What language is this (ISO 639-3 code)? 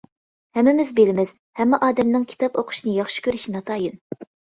uig